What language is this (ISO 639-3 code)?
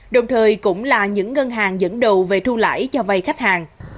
vie